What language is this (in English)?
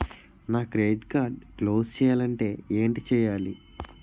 Telugu